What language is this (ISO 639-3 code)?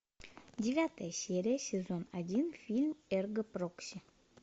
rus